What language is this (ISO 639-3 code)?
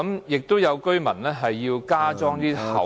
yue